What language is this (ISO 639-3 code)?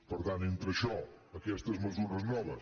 cat